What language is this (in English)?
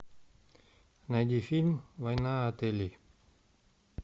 Russian